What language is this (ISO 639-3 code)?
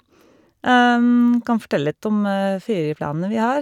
nor